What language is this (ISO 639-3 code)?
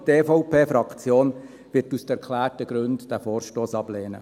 gsw